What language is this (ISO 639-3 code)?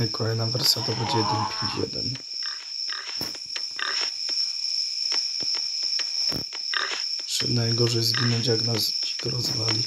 pol